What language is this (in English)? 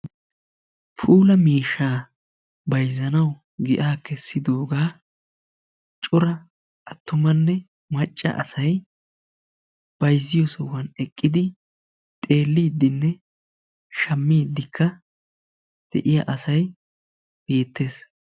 Wolaytta